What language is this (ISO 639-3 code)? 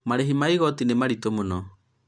kik